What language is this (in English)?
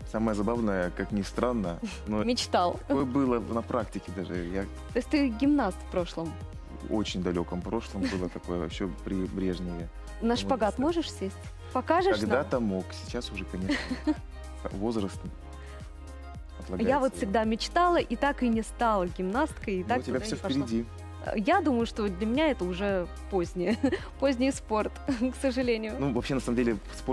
Russian